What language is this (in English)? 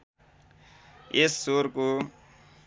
Nepali